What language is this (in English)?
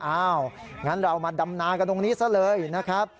Thai